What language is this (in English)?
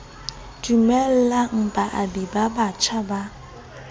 Southern Sotho